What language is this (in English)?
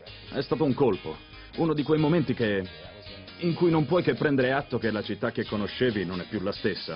Italian